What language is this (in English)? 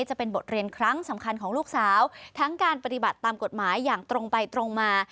Thai